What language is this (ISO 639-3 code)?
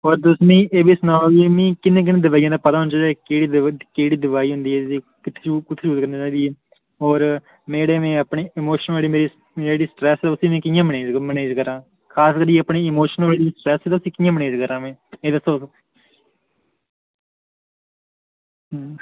doi